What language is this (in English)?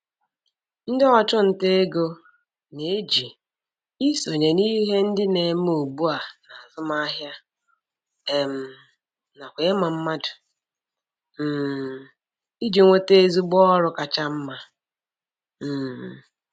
Igbo